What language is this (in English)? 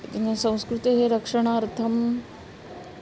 Sanskrit